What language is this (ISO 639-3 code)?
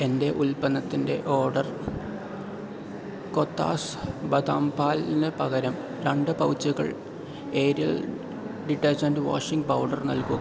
mal